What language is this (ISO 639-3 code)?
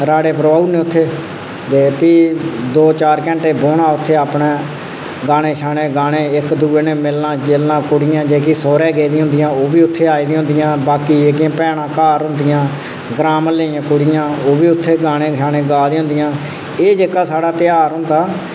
doi